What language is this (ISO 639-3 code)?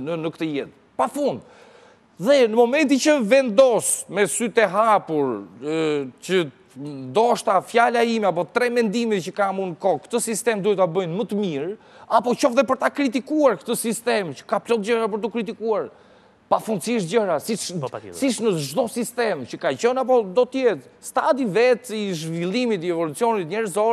ron